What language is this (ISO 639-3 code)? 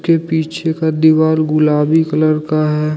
hin